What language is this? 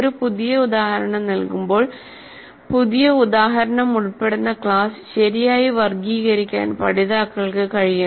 Malayalam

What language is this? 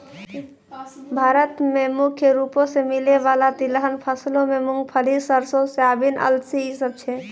Maithili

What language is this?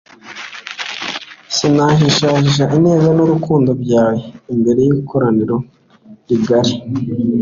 Kinyarwanda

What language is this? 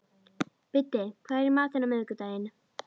Icelandic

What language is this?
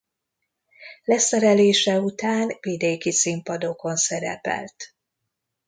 Hungarian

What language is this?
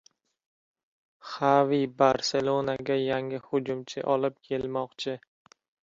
Uzbek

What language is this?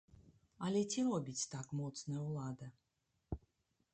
Belarusian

